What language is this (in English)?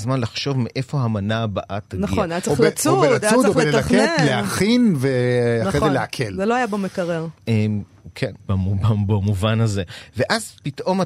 Hebrew